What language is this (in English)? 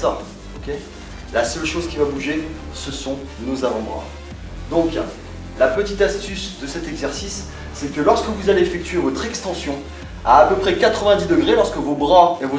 French